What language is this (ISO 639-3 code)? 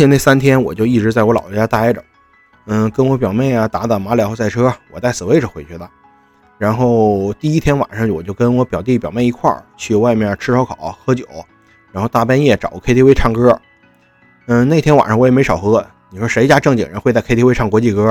zho